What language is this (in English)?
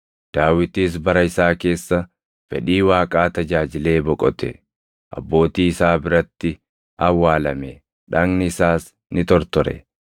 Oromo